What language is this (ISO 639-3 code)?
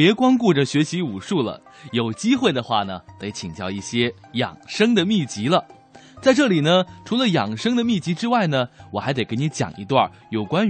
zho